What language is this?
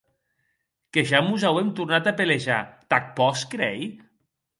Occitan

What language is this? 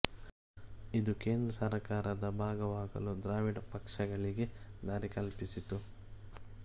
Kannada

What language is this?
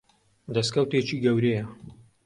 Central Kurdish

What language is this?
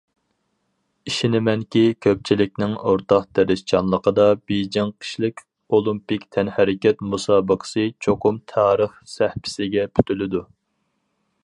Uyghur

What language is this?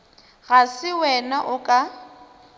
Northern Sotho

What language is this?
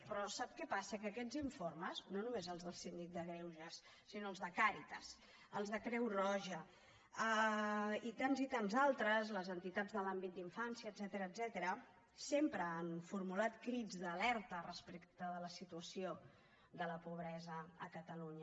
Catalan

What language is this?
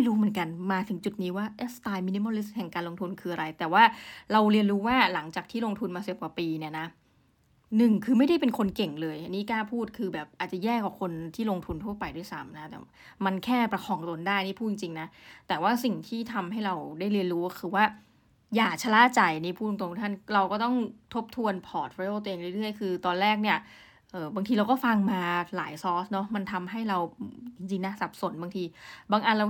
Thai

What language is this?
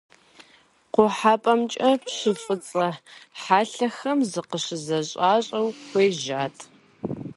Kabardian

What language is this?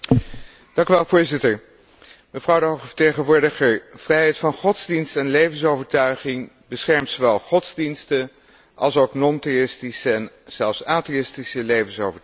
Dutch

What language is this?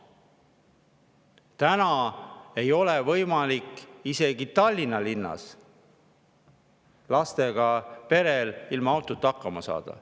Estonian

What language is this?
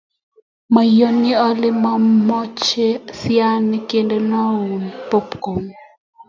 Kalenjin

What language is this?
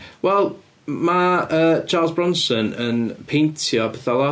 Welsh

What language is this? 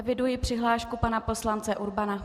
Czech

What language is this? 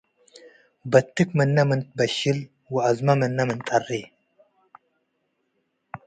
Tigre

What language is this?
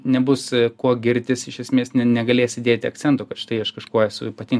Lithuanian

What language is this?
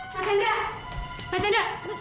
Indonesian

